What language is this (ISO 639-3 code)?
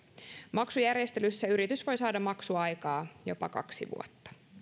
fin